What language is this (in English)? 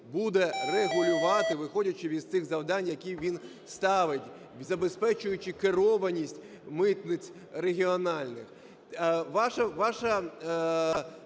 Ukrainian